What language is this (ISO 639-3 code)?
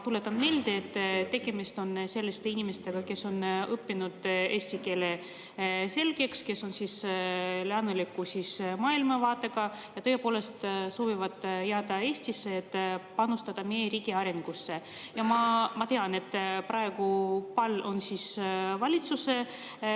est